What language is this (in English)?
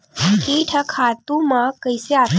Chhattisgarhi